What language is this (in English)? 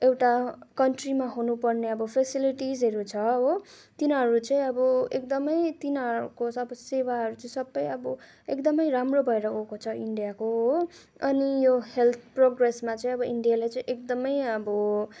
Nepali